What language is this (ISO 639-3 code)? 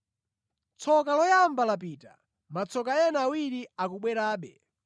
nya